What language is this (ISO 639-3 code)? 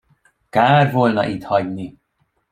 hun